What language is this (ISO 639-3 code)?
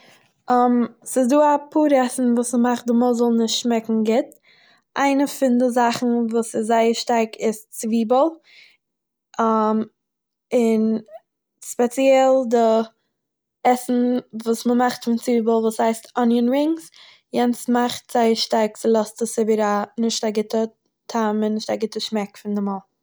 yid